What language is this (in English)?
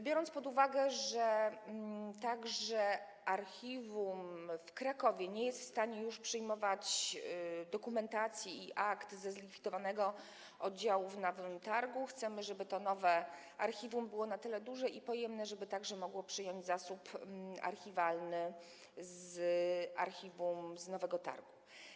Polish